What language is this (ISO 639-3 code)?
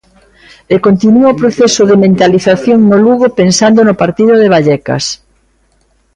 glg